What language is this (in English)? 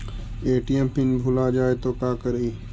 Magahi